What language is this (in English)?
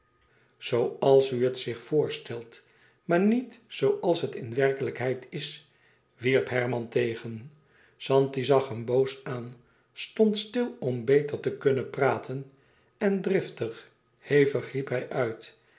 Dutch